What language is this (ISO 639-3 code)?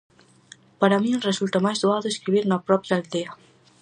glg